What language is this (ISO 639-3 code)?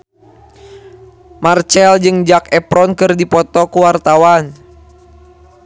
sun